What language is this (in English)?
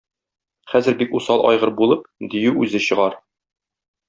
Tatar